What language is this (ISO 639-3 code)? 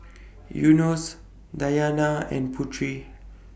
eng